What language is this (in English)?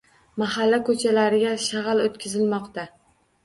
Uzbek